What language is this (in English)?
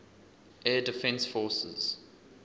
English